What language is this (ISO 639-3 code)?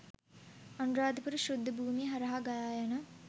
sin